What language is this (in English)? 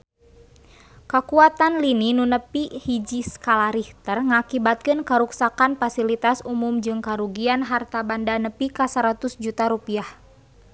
Sundanese